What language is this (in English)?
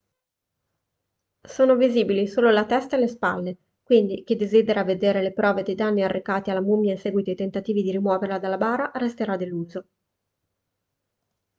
Italian